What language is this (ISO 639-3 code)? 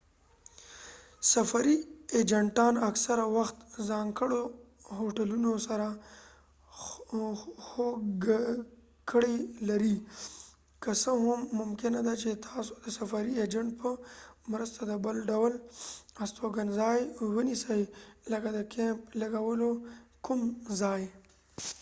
pus